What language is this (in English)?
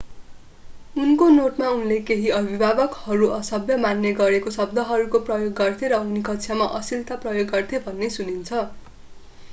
Nepali